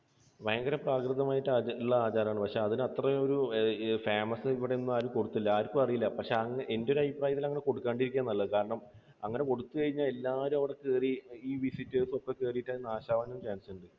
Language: Malayalam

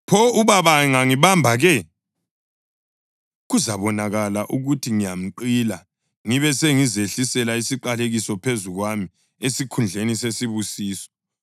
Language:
North Ndebele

